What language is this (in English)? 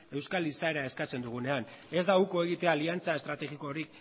Basque